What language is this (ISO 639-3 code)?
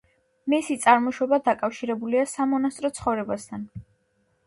kat